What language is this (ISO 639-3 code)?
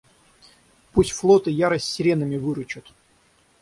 rus